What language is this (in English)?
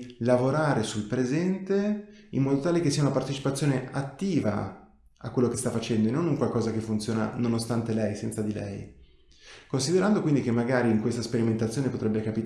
Italian